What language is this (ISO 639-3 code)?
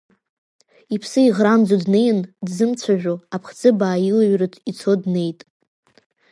abk